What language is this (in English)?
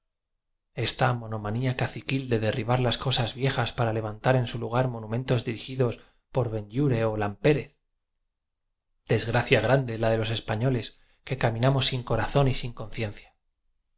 Spanish